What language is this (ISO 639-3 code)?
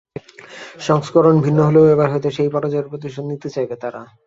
ben